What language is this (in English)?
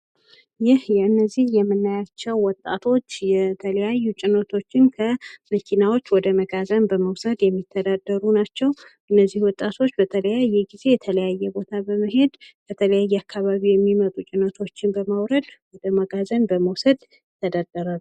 Amharic